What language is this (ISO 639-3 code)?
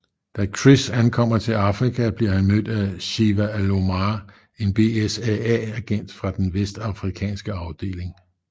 dan